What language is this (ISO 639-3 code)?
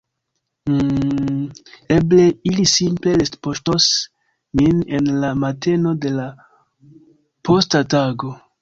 epo